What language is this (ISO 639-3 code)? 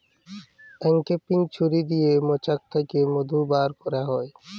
ben